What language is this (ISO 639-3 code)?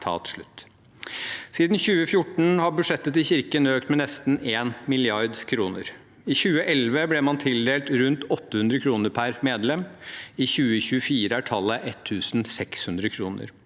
nor